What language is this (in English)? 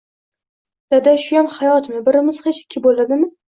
Uzbek